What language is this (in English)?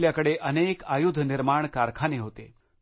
Marathi